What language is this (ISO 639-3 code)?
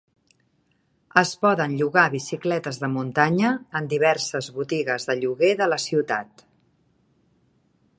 cat